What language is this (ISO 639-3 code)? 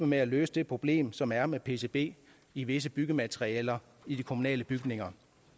dan